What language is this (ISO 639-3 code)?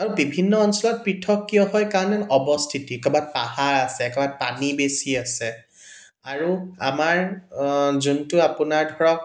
asm